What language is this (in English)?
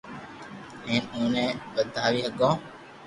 Loarki